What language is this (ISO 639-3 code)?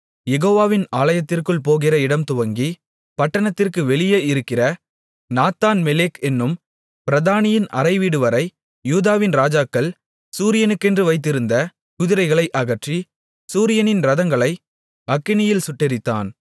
tam